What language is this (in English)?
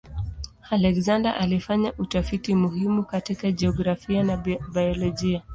Swahili